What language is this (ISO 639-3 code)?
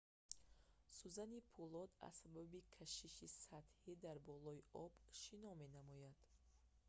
tgk